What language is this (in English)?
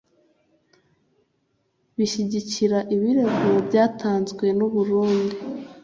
Kinyarwanda